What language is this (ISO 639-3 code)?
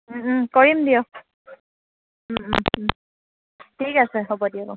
asm